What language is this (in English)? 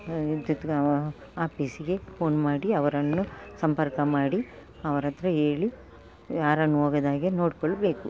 Kannada